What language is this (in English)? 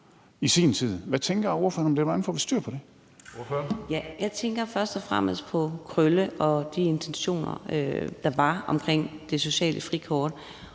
Danish